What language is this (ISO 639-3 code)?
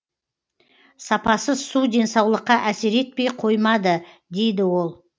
kaz